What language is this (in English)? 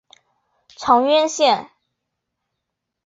Chinese